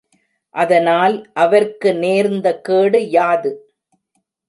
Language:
Tamil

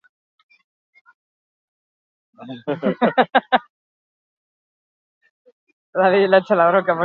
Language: Basque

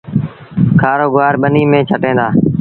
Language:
Sindhi Bhil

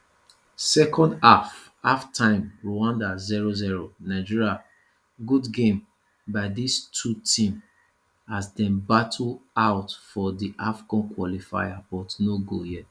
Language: Nigerian Pidgin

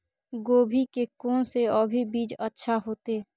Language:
Maithili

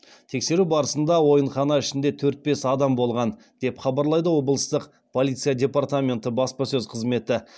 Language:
Kazakh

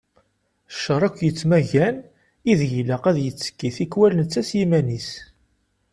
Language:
Kabyle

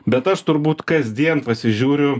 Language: Lithuanian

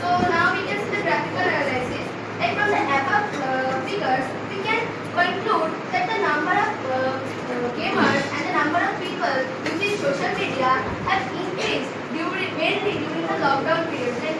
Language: English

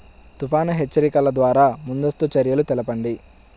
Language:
Telugu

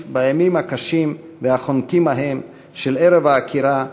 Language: Hebrew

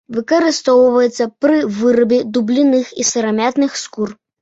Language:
Belarusian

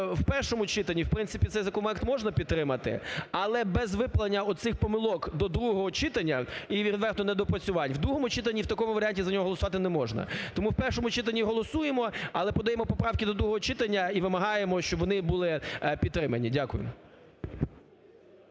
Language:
Ukrainian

